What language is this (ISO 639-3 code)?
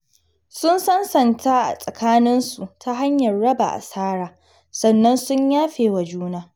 hau